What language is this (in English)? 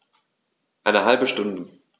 German